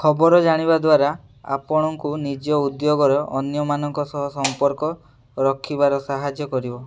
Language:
Odia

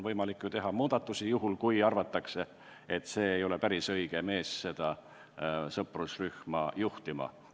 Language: Estonian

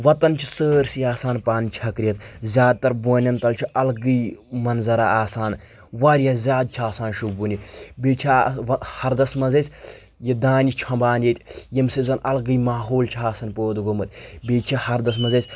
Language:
Kashmiri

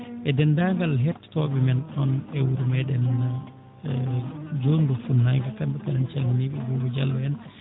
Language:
Fula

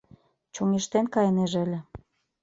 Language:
Mari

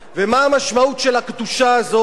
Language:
Hebrew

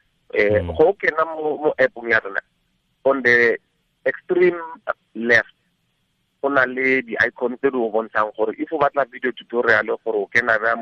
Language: Swahili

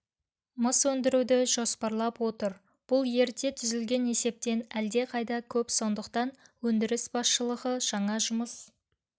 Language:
Kazakh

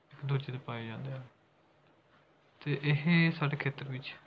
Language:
Punjabi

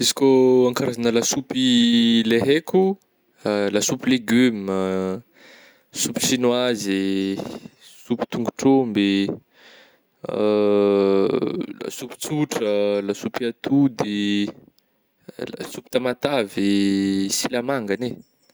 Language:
Northern Betsimisaraka Malagasy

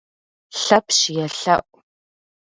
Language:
Kabardian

